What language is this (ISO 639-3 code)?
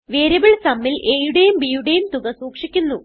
mal